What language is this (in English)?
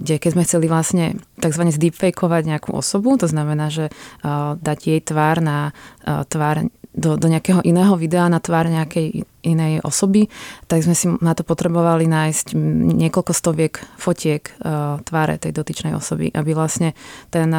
Czech